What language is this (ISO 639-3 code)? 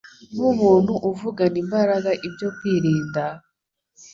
kin